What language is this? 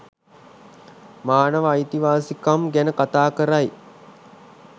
Sinhala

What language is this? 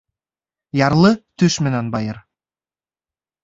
Bashkir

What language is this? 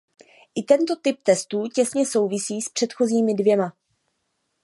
Czech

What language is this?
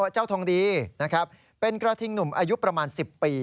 Thai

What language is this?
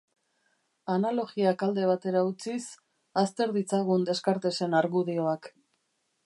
Basque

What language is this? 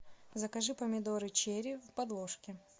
Russian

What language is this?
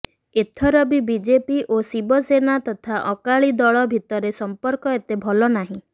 Odia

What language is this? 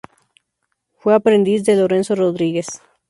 Spanish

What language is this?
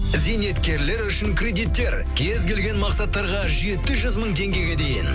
Kazakh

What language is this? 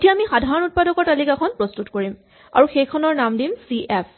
Assamese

